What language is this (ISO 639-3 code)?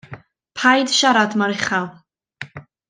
cym